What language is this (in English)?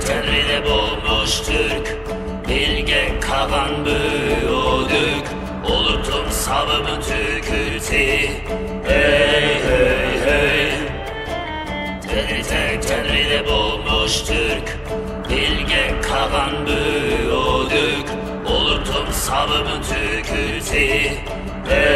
Turkish